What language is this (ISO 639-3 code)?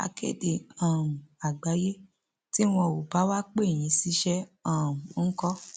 yor